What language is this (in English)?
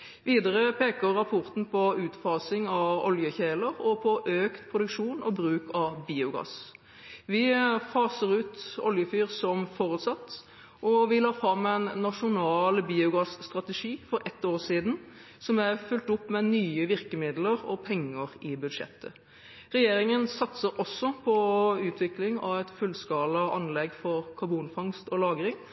Norwegian Bokmål